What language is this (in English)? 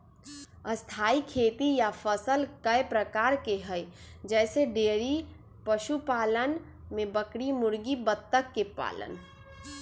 Magahi